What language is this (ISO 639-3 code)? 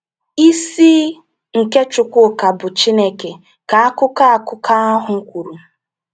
ibo